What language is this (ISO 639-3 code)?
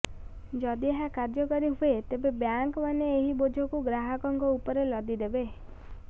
ori